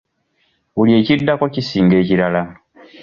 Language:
Ganda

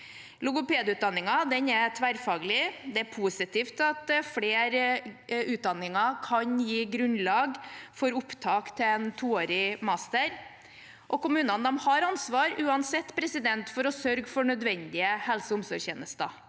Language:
Norwegian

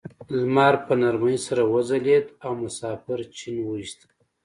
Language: Pashto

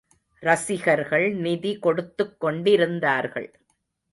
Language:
Tamil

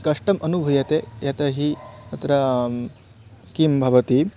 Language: Sanskrit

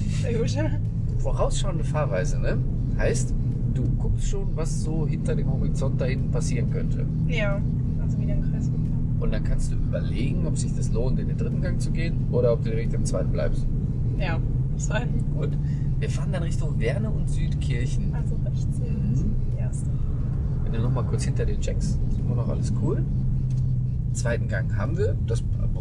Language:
German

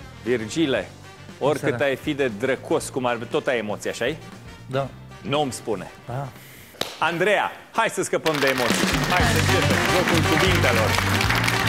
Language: Romanian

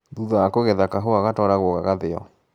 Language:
Kikuyu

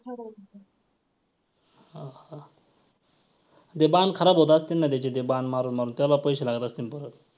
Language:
Marathi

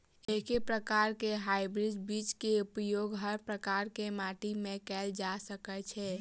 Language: Maithili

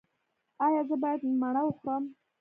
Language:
Pashto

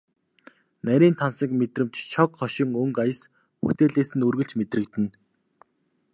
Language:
Mongolian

